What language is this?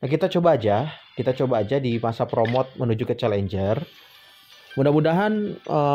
Indonesian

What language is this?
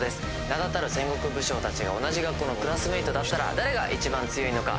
Japanese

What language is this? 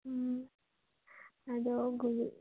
Manipuri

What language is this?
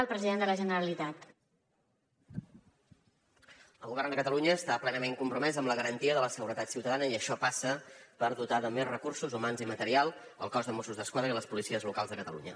Catalan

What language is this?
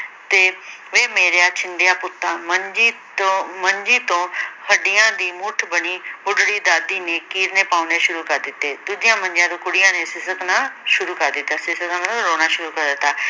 Punjabi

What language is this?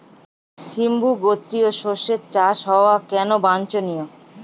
Bangla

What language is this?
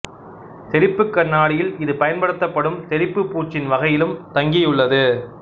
Tamil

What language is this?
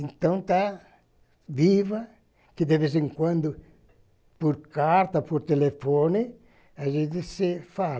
Portuguese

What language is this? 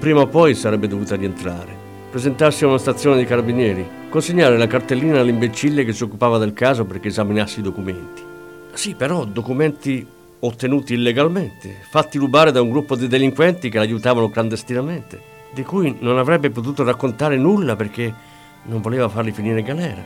Italian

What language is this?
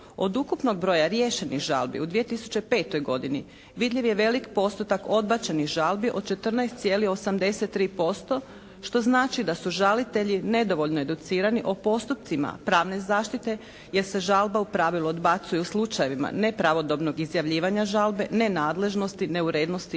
Croatian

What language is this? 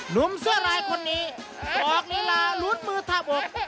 Thai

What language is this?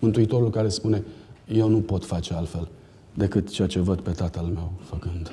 Romanian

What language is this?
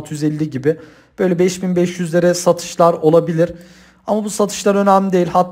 Turkish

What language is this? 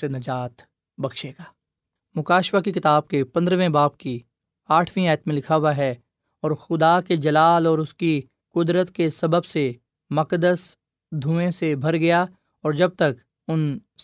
Urdu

